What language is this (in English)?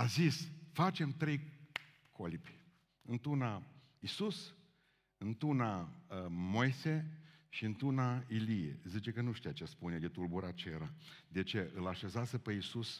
Romanian